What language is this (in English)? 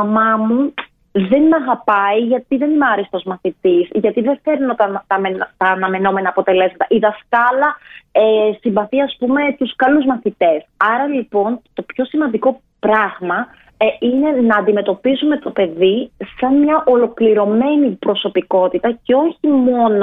Greek